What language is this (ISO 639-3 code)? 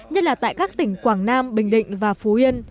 vie